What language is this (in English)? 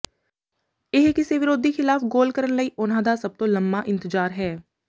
Punjabi